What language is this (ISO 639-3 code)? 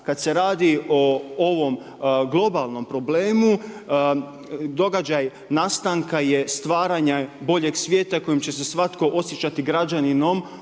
hrv